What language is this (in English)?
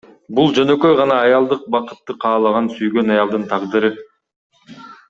Kyrgyz